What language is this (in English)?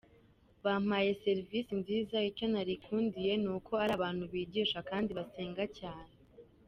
Kinyarwanda